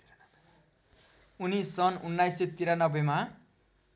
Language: Nepali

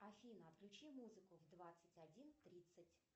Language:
Russian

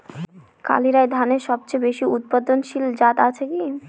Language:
Bangla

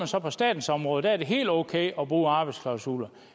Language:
Danish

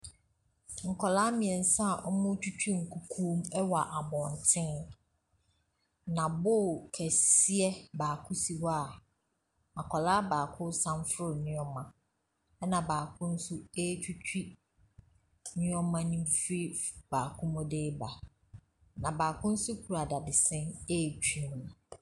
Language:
Akan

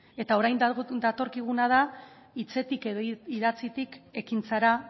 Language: Basque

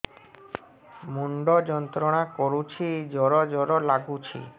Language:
Odia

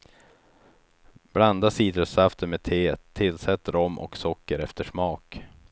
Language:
Swedish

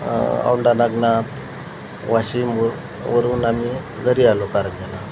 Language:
Marathi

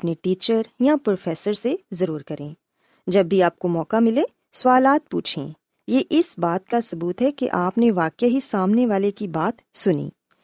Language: Urdu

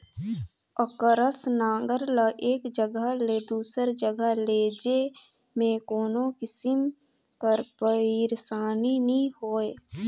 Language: Chhattisgarhi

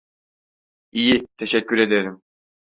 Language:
Turkish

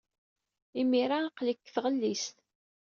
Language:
Kabyle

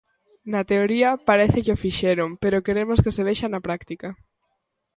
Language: Galician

